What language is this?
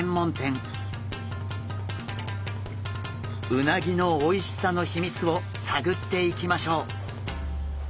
Japanese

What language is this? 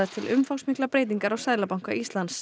Icelandic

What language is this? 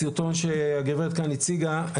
Hebrew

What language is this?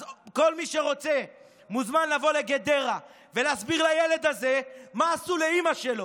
Hebrew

